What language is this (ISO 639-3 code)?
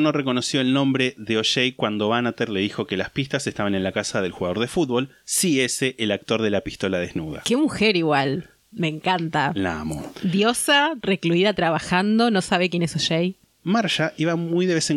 spa